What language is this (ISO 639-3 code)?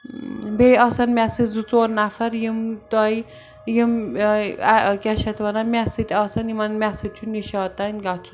kas